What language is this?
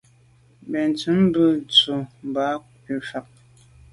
Medumba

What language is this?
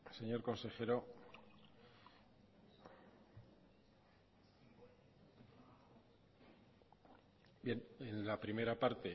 Spanish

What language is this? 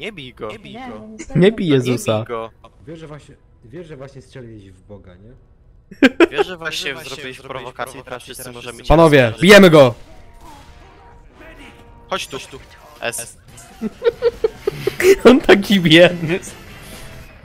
Polish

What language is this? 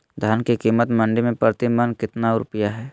Magahi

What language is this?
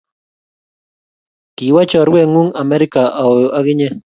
Kalenjin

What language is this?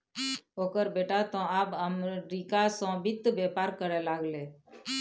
Maithili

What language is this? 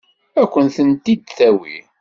Kabyle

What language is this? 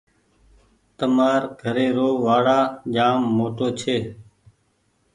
Goaria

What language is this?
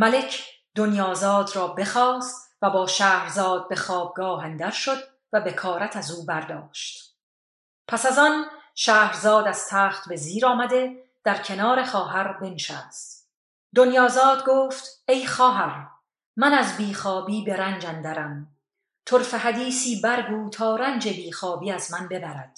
Persian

